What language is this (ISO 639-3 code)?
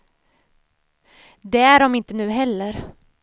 swe